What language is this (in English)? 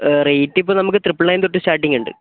Malayalam